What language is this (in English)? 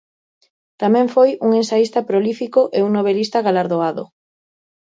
Galician